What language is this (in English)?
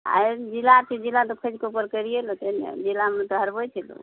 Maithili